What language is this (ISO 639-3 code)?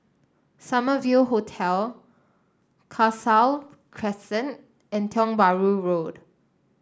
eng